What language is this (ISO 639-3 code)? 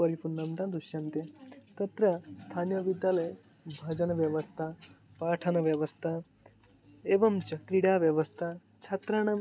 san